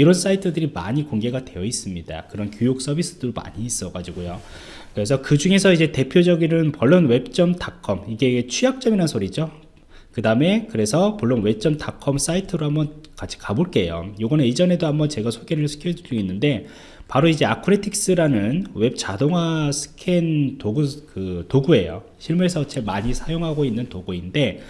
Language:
Korean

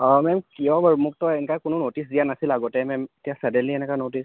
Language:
Assamese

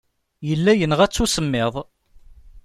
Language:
Kabyle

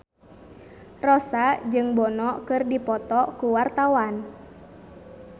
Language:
Sundanese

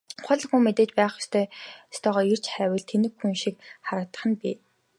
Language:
Mongolian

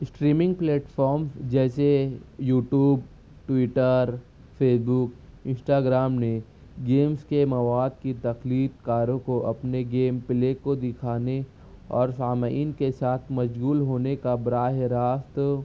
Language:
Urdu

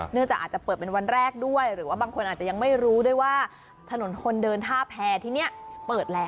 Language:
Thai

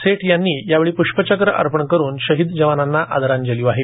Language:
Marathi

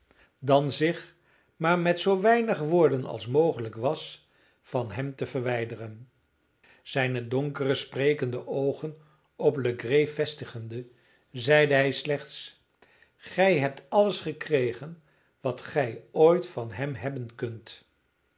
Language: Dutch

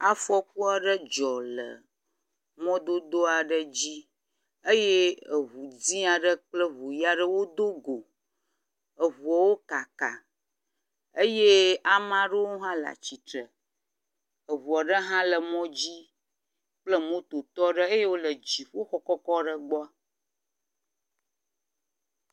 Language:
Ewe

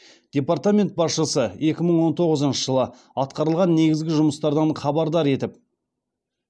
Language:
Kazakh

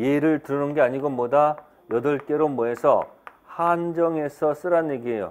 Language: Korean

